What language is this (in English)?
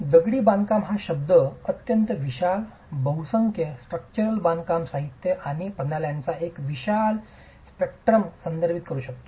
Marathi